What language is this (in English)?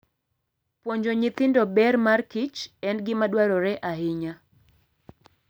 Luo (Kenya and Tanzania)